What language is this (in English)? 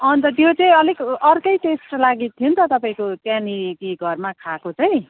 Nepali